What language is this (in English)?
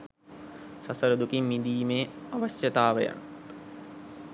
Sinhala